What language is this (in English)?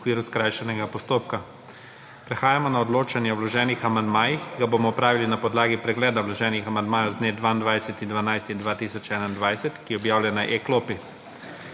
Slovenian